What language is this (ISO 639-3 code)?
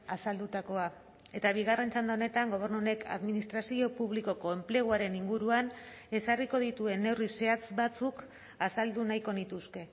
eus